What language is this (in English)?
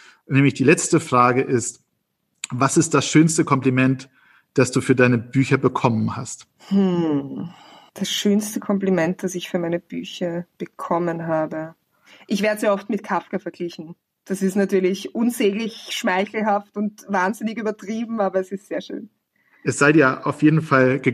German